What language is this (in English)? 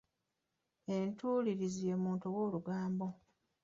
Ganda